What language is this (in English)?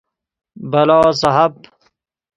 Persian